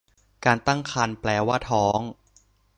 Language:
Thai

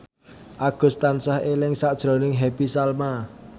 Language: Javanese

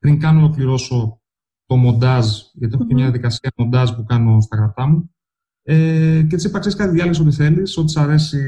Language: Greek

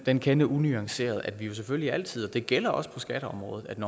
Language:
Danish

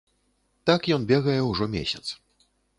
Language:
Belarusian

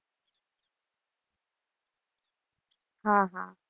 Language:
Gujarati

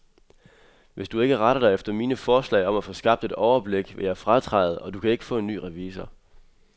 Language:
Danish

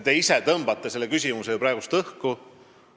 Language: Estonian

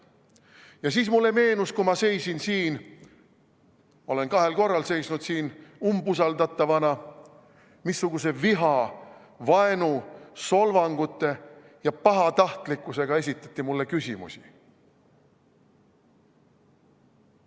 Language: Estonian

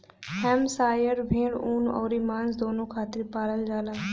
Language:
Bhojpuri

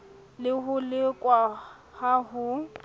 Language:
Southern Sotho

